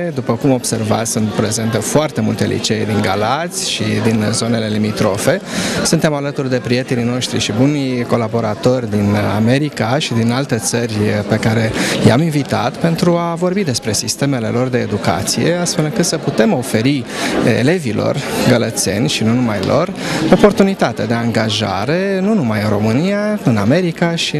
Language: Romanian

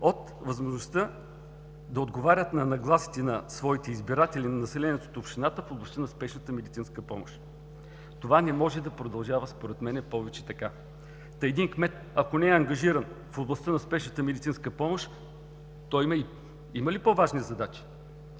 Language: Bulgarian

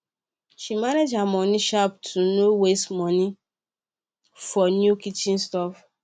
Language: Nigerian Pidgin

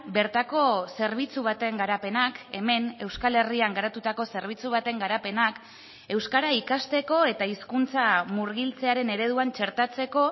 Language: Basque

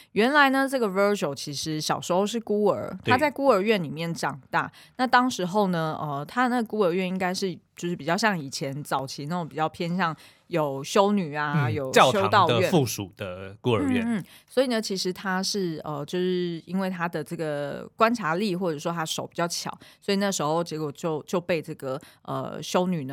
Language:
Chinese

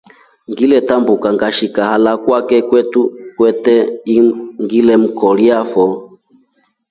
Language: Rombo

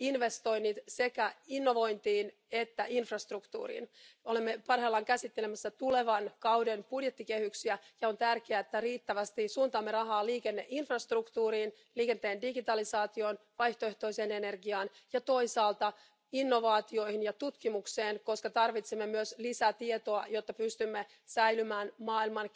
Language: Romanian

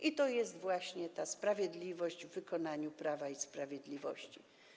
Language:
Polish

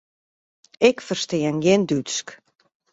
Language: Western Frisian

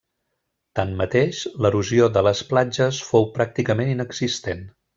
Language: Catalan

